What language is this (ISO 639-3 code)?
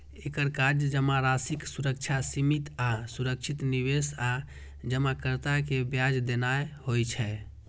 mai